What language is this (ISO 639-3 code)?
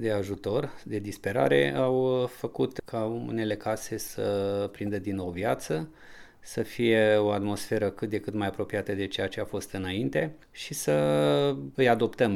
ron